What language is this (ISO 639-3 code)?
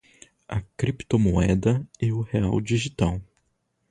por